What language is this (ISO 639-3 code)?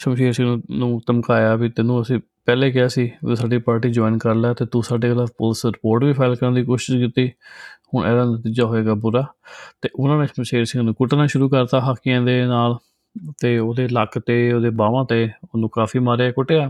pan